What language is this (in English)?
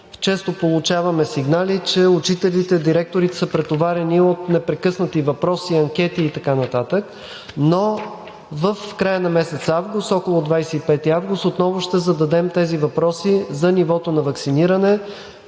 Bulgarian